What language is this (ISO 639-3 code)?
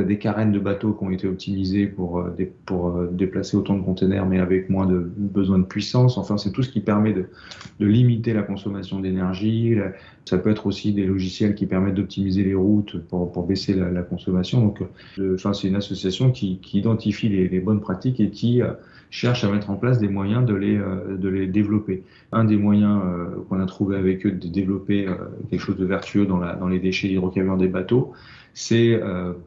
fra